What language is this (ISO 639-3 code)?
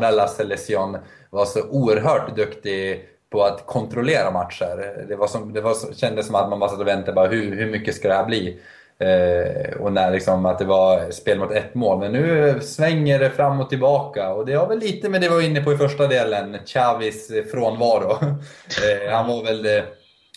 swe